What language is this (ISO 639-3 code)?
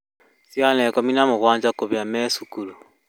kik